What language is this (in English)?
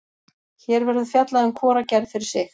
Icelandic